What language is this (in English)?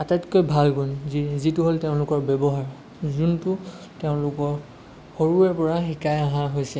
Assamese